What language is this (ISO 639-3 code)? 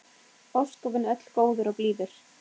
isl